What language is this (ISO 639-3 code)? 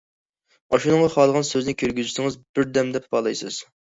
uig